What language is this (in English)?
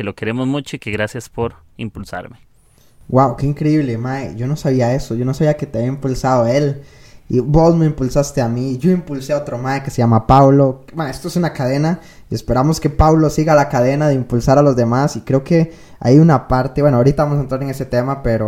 Spanish